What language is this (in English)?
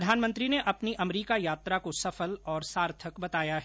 Hindi